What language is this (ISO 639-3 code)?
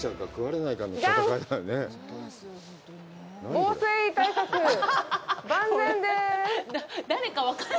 jpn